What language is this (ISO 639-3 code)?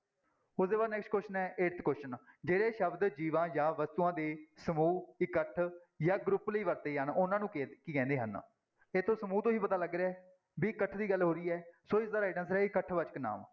pan